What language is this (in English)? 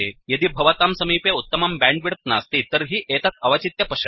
Sanskrit